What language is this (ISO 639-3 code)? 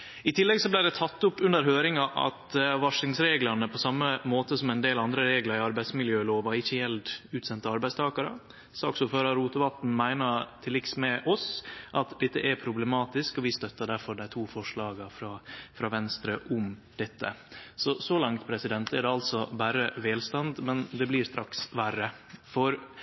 nno